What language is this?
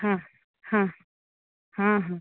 Odia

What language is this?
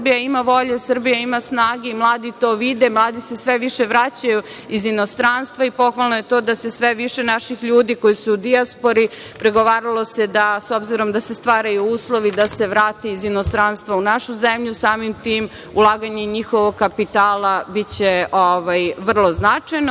Serbian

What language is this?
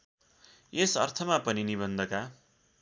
Nepali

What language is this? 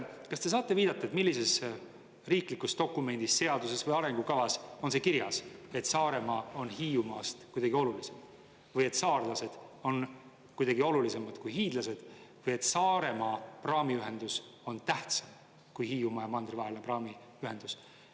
Estonian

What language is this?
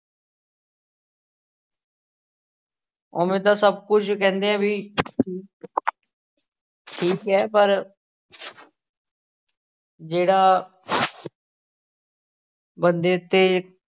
Punjabi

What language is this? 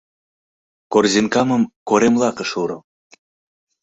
Mari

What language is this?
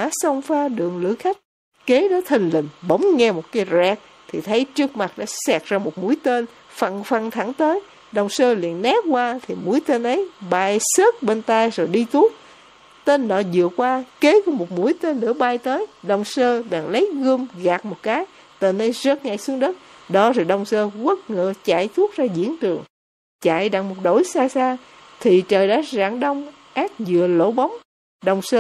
Vietnamese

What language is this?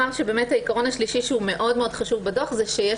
Hebrew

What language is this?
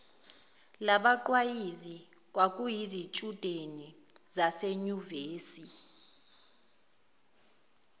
Zulu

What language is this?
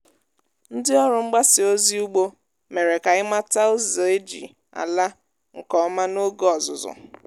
Igbo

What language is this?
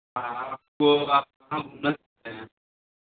Hindi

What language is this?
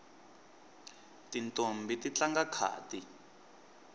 Tsonga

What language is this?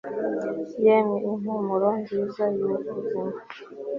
Kinyarwanda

